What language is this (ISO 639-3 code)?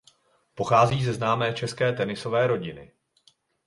ces